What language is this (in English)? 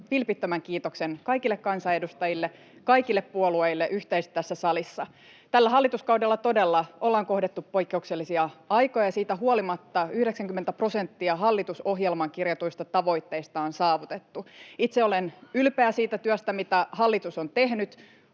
Finnish